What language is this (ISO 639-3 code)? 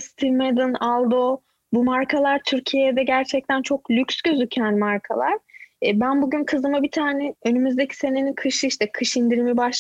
tur